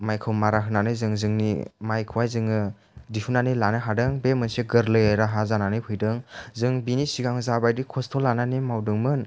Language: Bodo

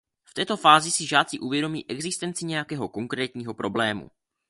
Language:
Czech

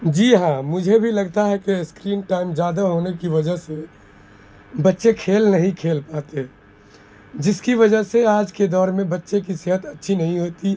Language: Urdu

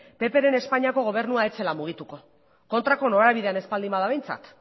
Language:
Basque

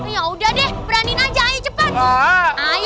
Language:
Indonesian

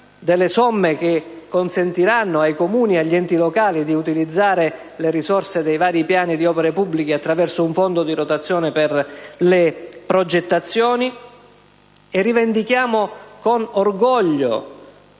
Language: Italian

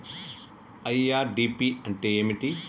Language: Telugu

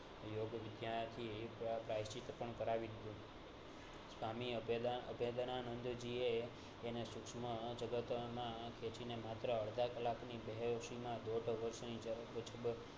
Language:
Gujarati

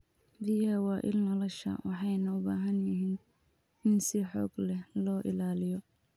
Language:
Somali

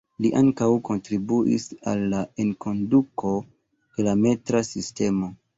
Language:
Esperanto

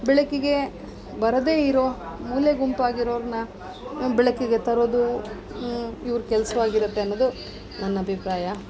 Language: Kannada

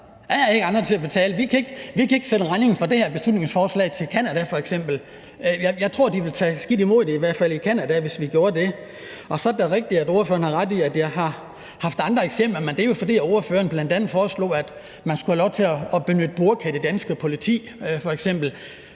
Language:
Danish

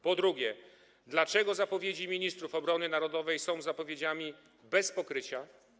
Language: Polish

